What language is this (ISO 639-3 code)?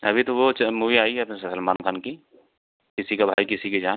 hin